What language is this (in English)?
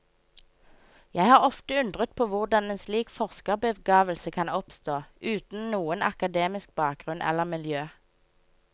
Norwegian